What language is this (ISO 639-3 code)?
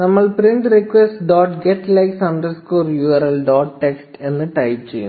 mal